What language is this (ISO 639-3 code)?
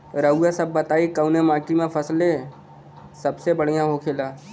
bho